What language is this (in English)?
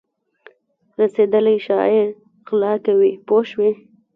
Pashto